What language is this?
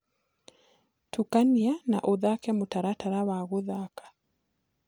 Kikuyu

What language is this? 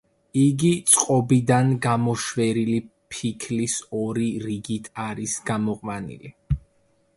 Georgian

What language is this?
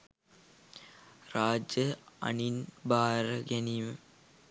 Sinhala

